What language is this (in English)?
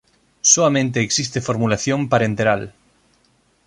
Galician